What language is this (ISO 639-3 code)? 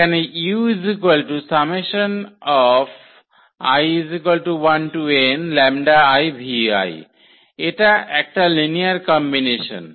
ben